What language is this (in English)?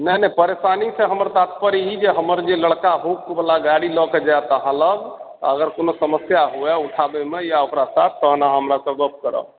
Maithili